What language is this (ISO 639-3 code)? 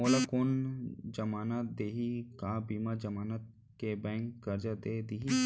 hne